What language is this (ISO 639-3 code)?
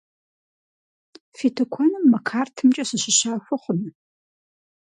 kbd